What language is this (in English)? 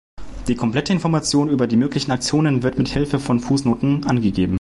German